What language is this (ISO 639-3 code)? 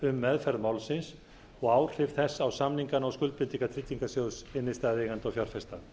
isl